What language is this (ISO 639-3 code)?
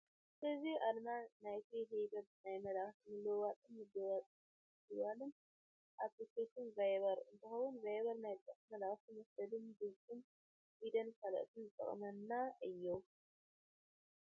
tir